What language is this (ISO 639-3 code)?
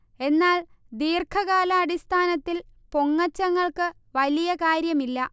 mal